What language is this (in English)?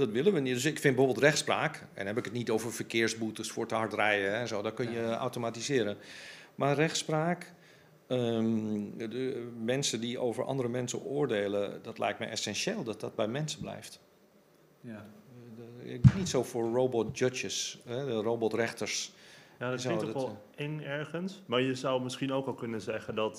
Dutch